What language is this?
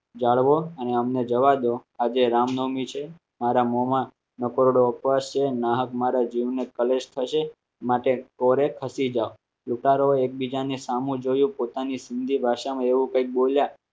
Gujarati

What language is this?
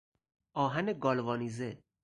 Persian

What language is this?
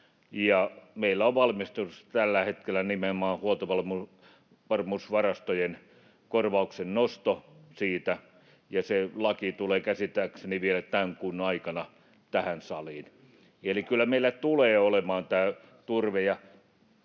Finnish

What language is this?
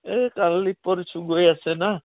Assamese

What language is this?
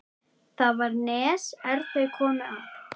Icelandic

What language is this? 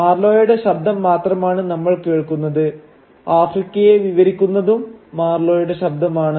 Malayalam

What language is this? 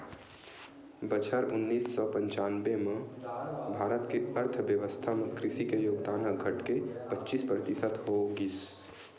Chhattisgarhi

